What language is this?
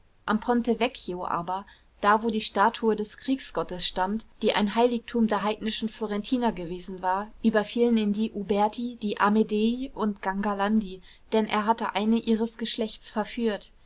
German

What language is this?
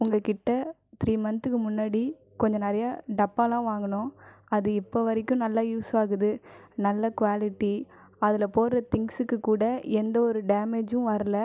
Tamil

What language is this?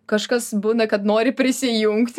Lithuanian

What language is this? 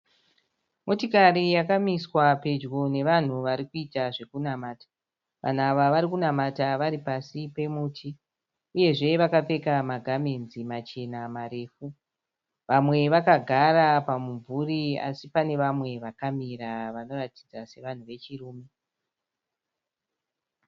Shona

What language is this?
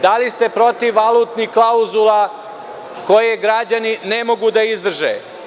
Serbian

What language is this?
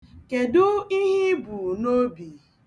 Igbo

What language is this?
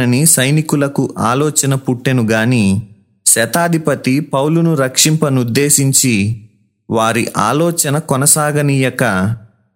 Telugu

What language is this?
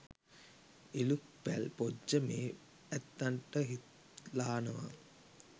Sinhala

